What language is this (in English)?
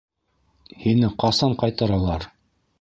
Bashkir